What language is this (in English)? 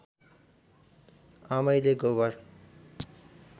Nepali